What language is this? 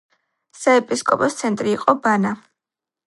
Georgian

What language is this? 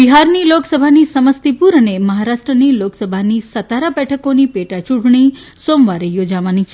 Gujarati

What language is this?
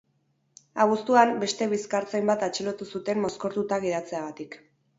Basque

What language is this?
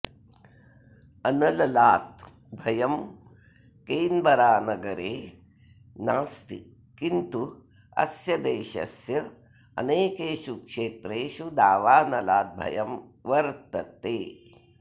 Sanskrit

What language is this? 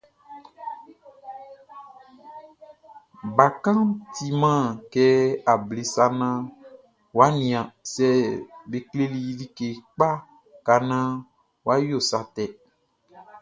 Baoulé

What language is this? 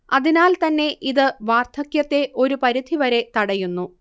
Malayalam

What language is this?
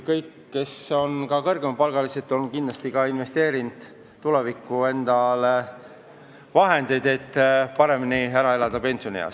Estonian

